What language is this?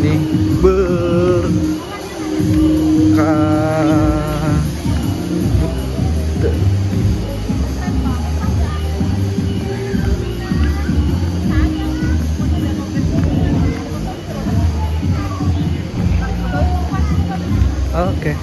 Indonesian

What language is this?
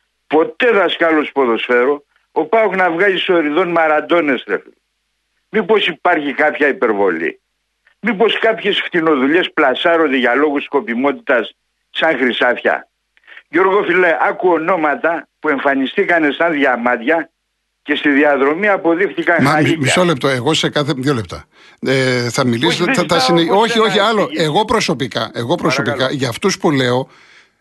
Greek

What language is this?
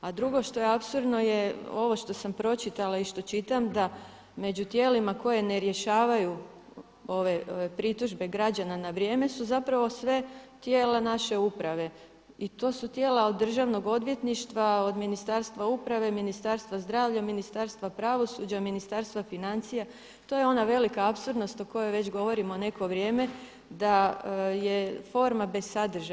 Croatian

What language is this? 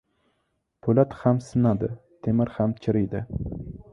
Uzbek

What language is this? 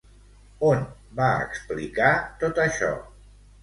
Catalan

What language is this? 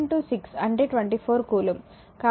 Telugu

